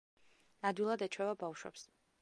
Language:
Georgian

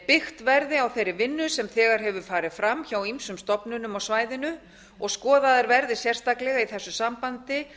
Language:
Icelandic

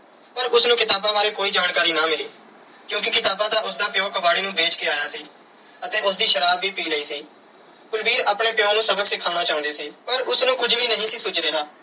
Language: Punjabi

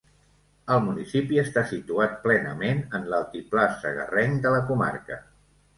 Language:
Catalan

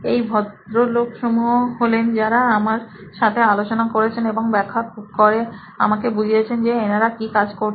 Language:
Bangla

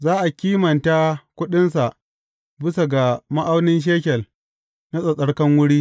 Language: Hausa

